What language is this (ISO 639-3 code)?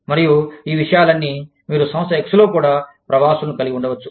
tel